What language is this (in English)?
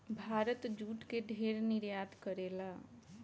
Bhojpuri